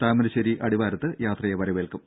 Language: Malayalam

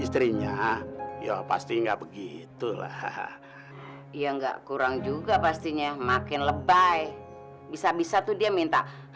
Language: Indonesian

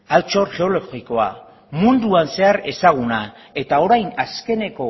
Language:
Basque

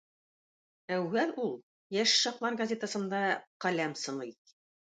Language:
Tatar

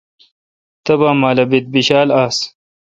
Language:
Kalkoti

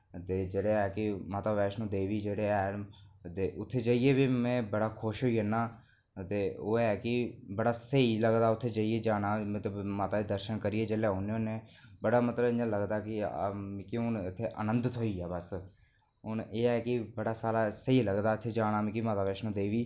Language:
Dogri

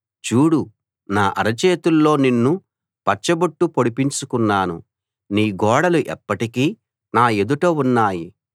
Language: Telugu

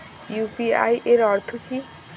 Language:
Bangla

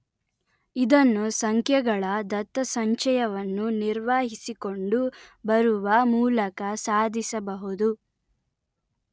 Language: Kannada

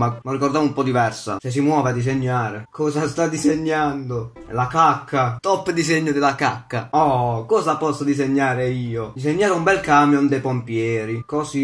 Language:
Italian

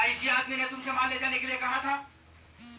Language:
Magahi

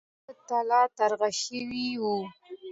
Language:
Pashto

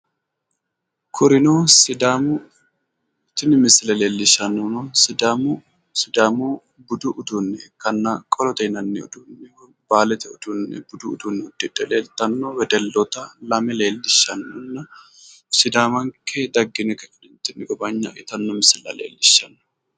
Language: Sidamo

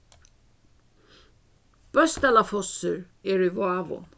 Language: Faroese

